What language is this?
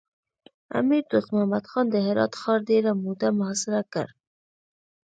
Pashto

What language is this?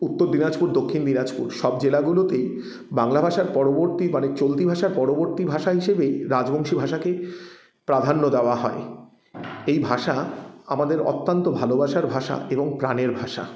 Bangla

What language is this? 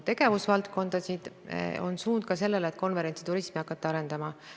Estonian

